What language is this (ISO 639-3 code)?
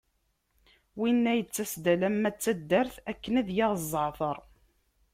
kab